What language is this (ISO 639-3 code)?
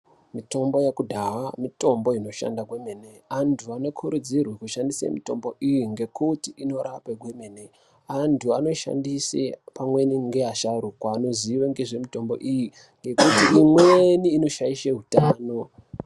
ndc